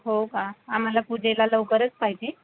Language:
Marathi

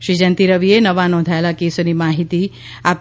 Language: Gujarati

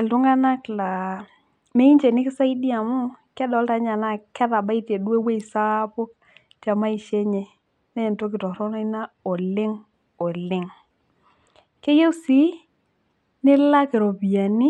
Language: Masai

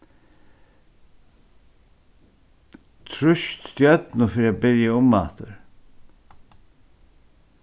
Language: Faroese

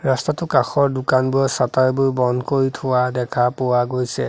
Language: Assamese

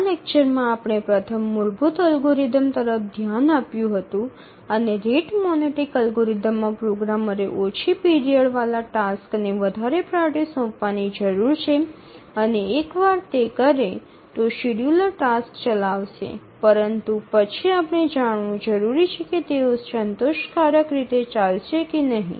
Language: Gujarati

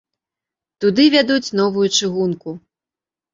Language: Belarusian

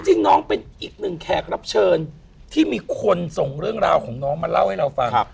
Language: Thai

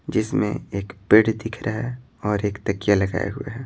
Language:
Hindi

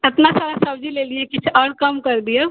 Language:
Maithili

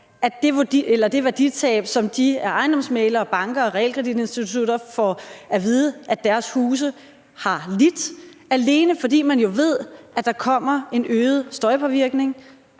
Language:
Danish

